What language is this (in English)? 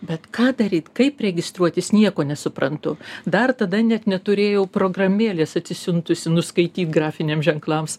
Lithuanian